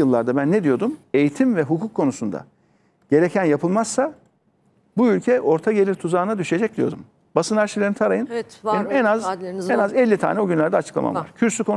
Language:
Turkish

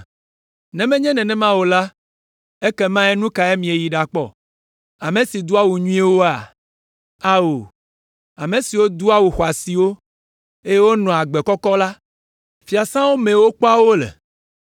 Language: Ewe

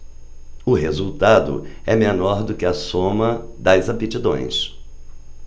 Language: Portuguese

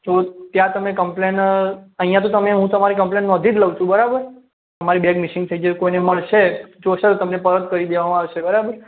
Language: Gujarati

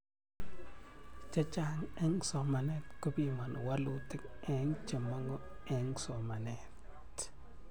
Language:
Kalenjin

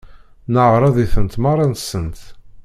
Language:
Kabyle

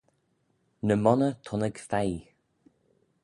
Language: Manx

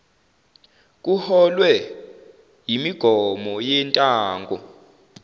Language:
Zulu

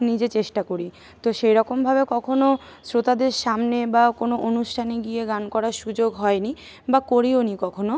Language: Bangla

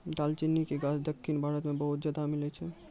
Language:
Maithili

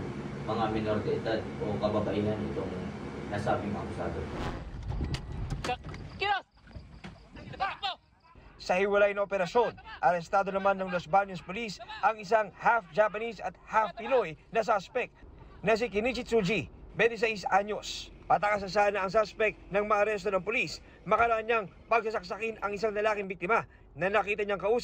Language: Filipino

